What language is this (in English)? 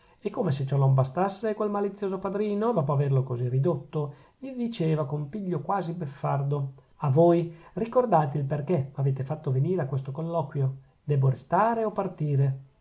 Italian